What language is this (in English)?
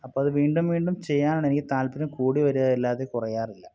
Malayalam